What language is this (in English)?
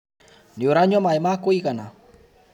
Kikuyu